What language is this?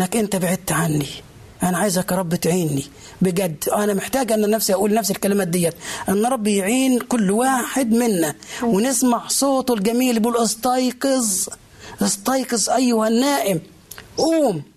Arabic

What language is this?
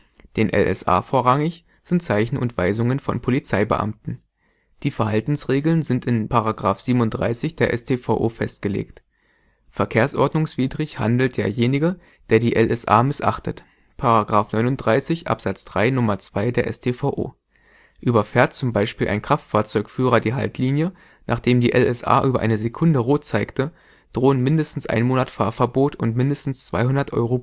German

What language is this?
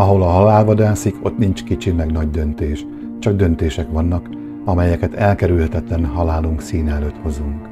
Hungarian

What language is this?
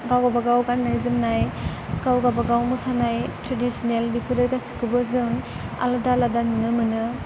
Bodo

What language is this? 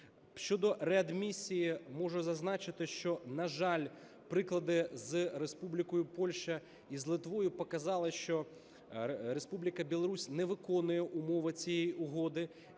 Ukrainian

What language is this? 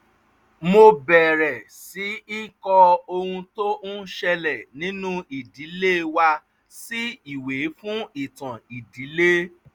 Yoruba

